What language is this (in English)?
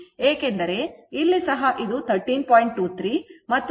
Kannada